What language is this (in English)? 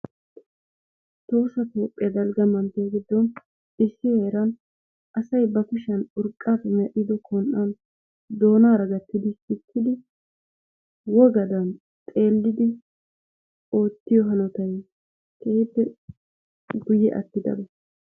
Wolaytta